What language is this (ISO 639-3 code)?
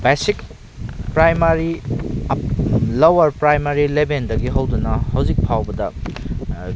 mni